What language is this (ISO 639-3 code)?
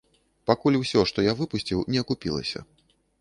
bel